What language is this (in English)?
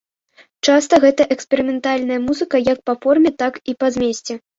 Belarusian